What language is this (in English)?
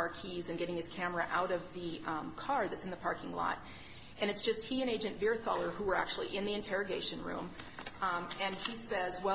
English